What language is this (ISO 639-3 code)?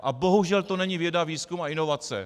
ces